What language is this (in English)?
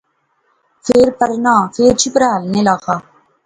Pahari-Potwari